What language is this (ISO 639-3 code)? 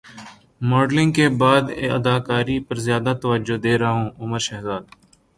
urd